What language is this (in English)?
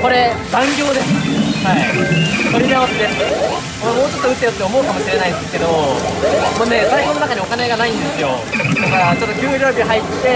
Japanese